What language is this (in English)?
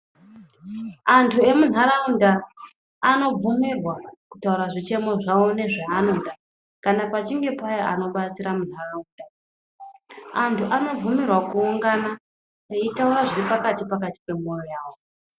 Ndau